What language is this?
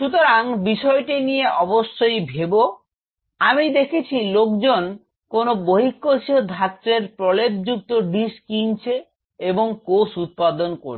Bangla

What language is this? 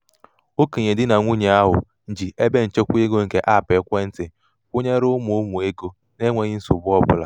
Igbo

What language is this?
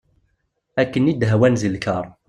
Kabyle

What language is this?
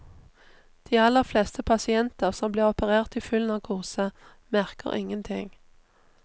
Norwegian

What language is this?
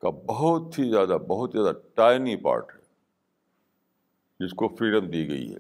Urdu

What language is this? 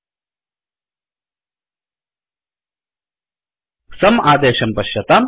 Sanskrit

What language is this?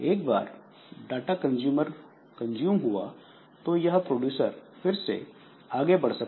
Hindi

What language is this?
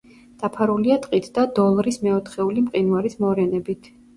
Georgian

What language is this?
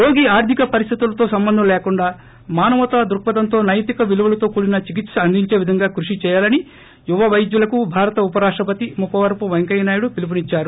Telugu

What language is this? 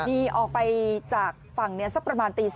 Thai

